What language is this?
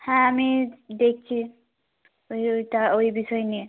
Bangla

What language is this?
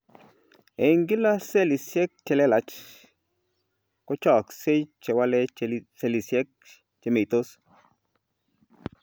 Kalenjin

